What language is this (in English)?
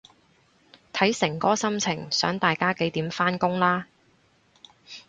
Cantonese